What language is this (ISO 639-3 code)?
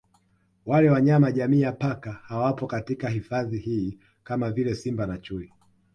swa